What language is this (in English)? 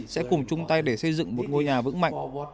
Vietnamese